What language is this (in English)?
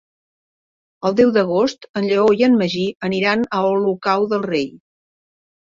Catalan